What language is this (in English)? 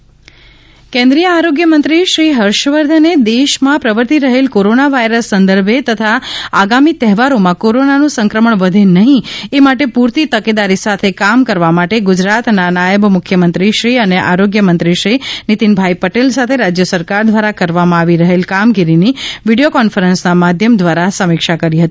Gujarati